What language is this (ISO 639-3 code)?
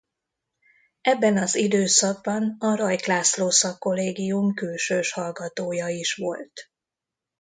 hun